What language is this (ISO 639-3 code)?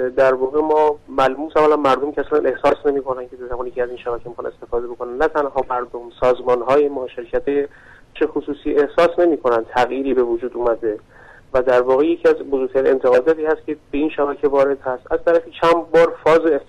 fas